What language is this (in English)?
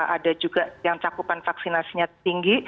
Indonesian